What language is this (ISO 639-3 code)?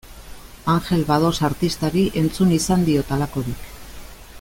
eus